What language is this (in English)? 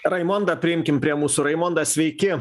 Lithuanian